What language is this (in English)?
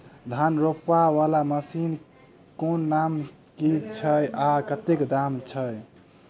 Maithili